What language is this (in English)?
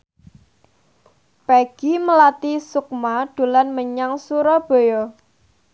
Javanese